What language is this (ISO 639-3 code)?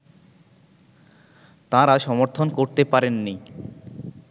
ben